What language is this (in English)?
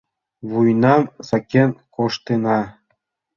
Mari